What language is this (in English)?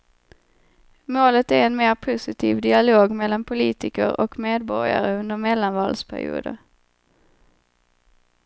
Swedish